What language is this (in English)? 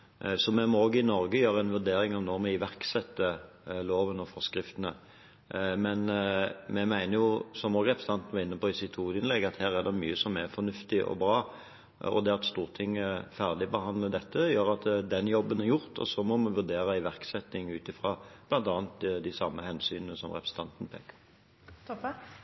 Norwegian Bokmål